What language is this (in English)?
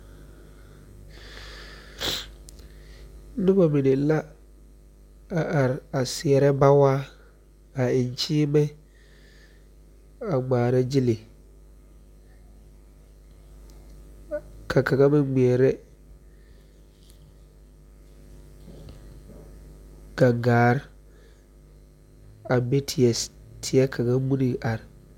Southern Dagaare